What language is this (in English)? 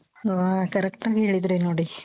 Kannada